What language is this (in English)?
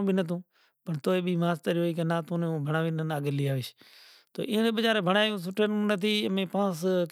Kachi Koli